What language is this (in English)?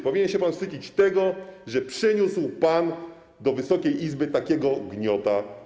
Polish